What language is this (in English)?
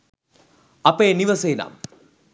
Sinhala